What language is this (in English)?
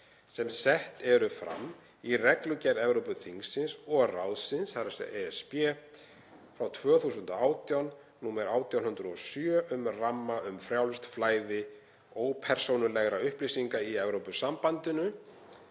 Icelandic